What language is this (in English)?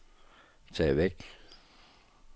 Danish